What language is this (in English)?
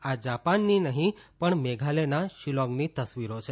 Gujarati